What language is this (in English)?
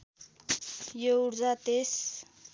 Nepali